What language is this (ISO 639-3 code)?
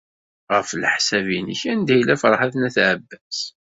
kab